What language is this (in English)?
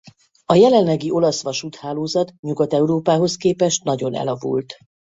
Hungarian